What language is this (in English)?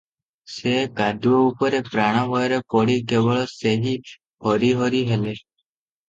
Odia